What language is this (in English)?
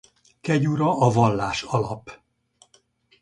Hungarian